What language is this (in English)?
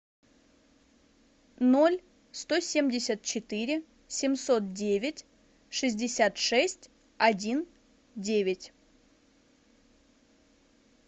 Russian